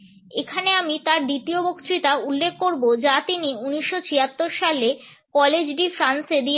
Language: Bangla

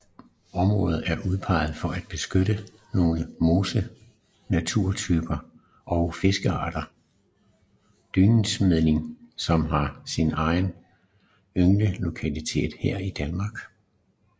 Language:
Danish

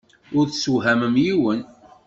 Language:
Kabyle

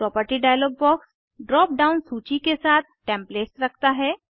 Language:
Hindi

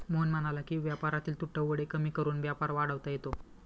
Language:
Marathi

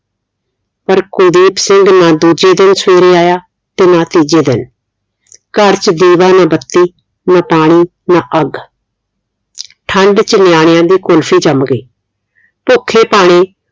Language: Punjabi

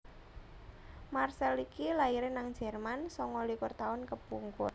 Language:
Javanese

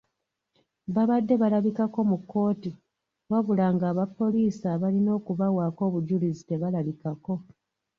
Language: Ganda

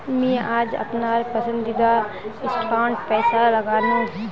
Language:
Magahi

